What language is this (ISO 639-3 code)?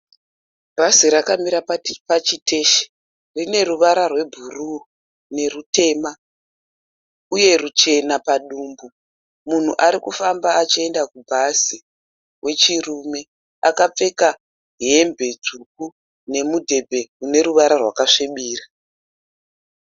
sna